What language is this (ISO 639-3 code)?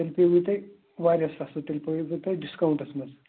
kas